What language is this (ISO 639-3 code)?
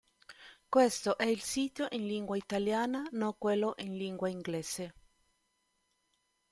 ita